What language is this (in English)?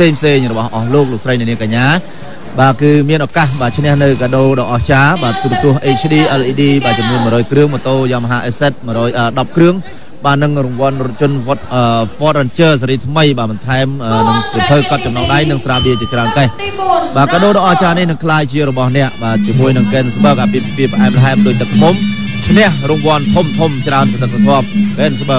Thai